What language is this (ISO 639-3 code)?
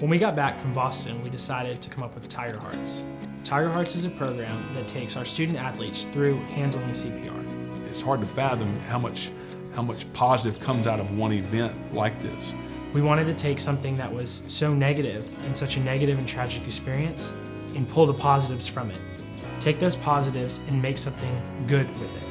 eng